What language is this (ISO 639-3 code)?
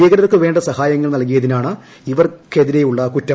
mal